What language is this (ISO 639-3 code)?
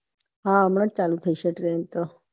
guj